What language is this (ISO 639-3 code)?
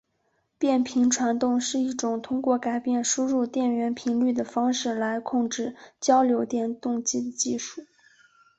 zho